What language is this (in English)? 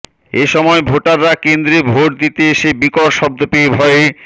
Bangla